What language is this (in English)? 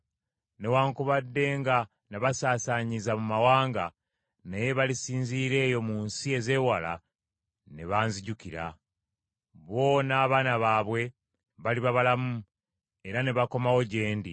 Ganda